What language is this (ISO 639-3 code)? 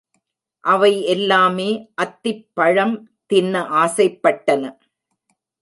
tam